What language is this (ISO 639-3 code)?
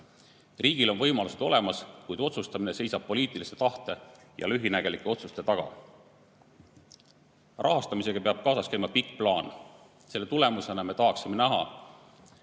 est